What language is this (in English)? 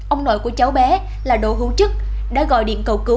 Vietnamese